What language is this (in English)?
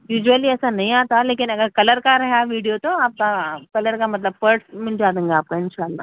Urdu